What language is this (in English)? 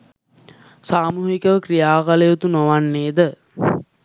Sinhala